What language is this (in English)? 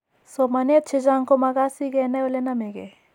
Kalenjin